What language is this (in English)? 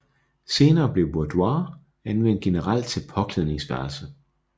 Danish